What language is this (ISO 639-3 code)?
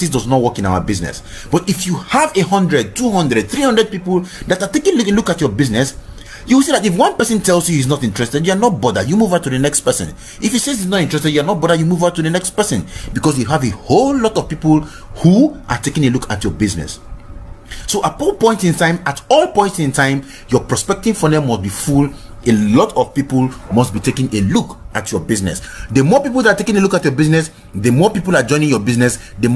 eng